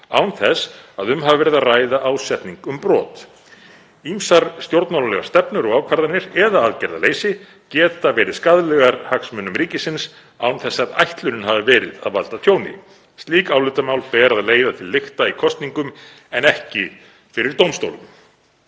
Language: Icelandic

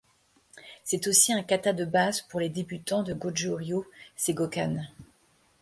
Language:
French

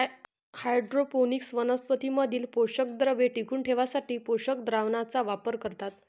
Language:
Marathi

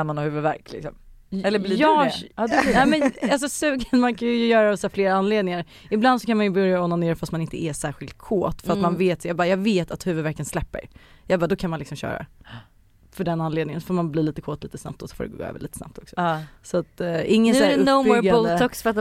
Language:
Swedish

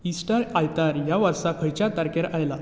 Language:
Konkani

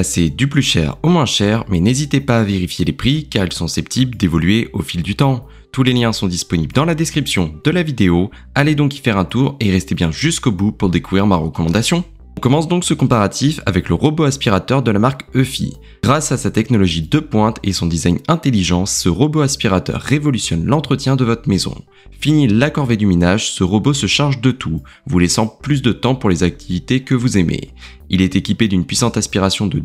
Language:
French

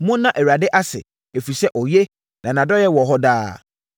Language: Akan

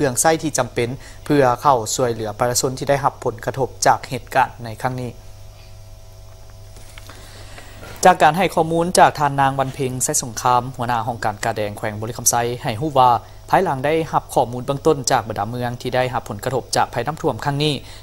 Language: Thai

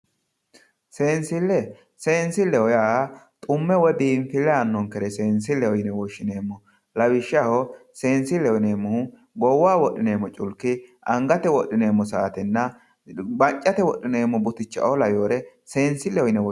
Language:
Sidamo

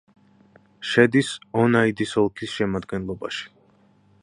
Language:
Georgian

